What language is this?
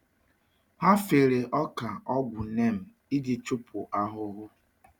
Igbo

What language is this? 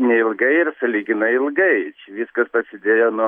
Lithuanian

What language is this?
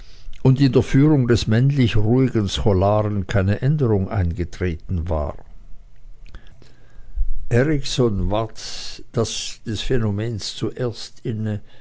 German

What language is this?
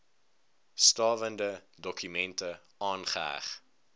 Afrikaans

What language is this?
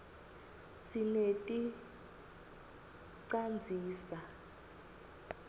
Swati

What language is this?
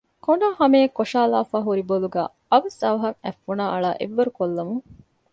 Divehi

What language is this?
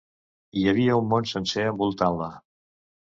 Catalan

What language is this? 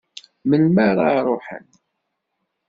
Kabyle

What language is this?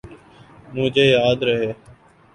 Urdu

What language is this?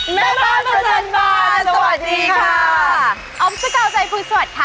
Thai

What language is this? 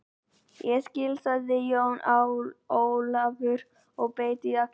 Icelandic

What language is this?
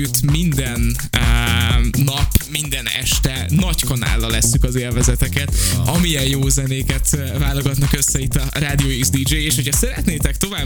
Hungarian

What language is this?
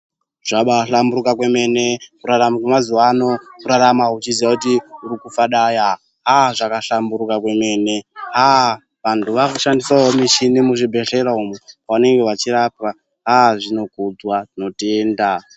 Ndau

